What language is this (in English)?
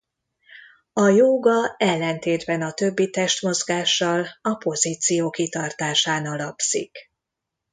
Hungarian